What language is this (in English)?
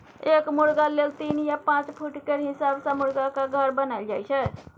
Maithili